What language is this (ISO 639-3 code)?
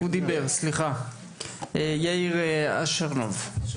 heb